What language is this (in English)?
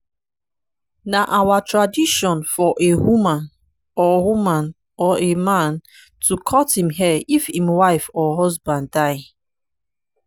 Nigerian Pidgin